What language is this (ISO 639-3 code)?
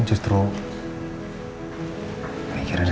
ind